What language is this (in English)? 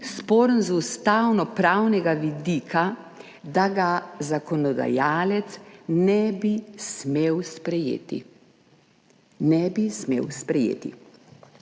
Slovenian